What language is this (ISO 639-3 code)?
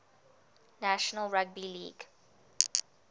eng